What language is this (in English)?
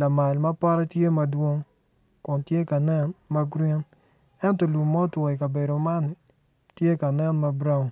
Acoli